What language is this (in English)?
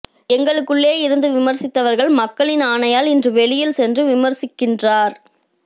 Tamil